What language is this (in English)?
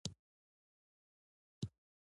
Pashto